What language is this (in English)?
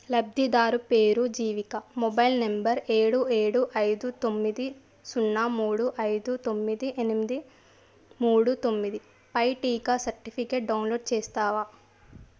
Telugu